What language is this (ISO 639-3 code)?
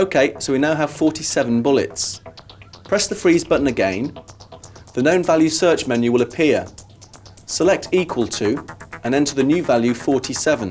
eng